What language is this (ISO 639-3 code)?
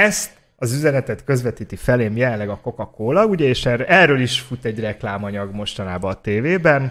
hun